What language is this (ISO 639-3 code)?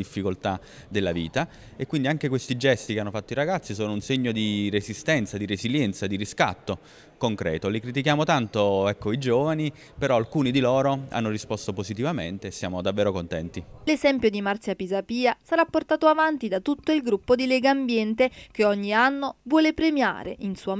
ita